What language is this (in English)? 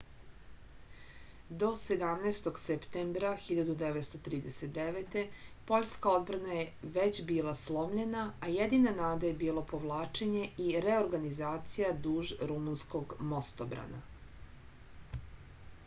Serbian